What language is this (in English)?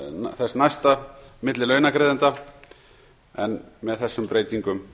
Icelandic